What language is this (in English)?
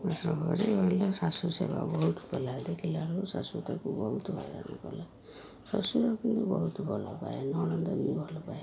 Odia